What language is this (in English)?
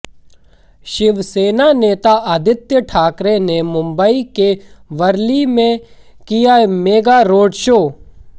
Hindi